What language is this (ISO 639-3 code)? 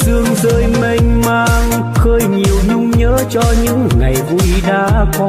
vie